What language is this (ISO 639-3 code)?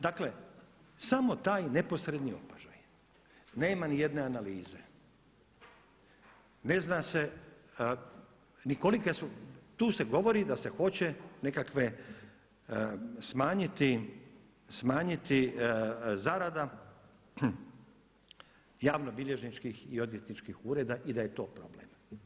hrv